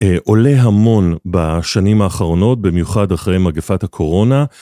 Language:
Hebrew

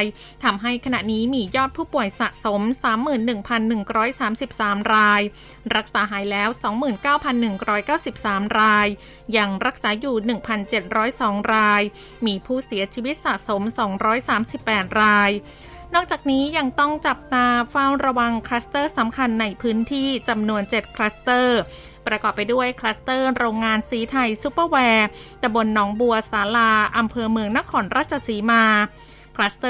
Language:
Thai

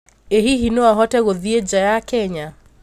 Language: Kikuyu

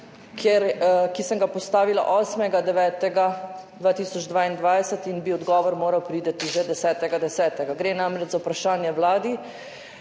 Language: Slovenian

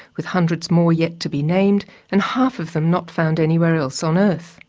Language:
English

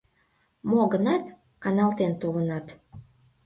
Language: Mari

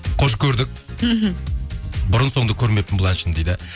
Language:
Kazakh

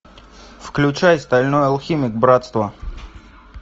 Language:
Russian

